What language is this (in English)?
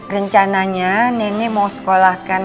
Indonesian